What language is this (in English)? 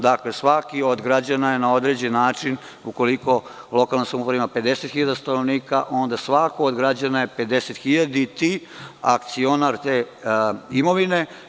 Serbian